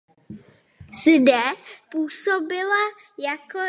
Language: Czech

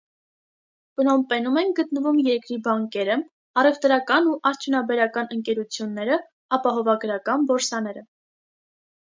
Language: Armenian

